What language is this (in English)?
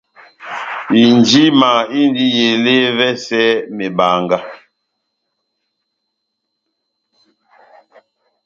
Batanga